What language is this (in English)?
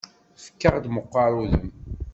Kabyle